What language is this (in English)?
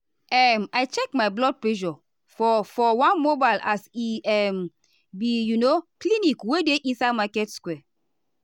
Nigerian Pidgin